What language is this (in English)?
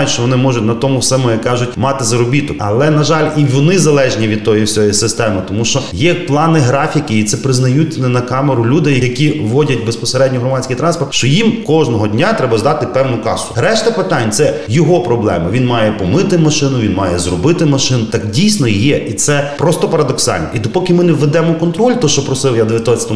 Ukrainian